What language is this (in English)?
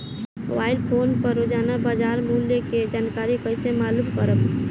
Bhojpuri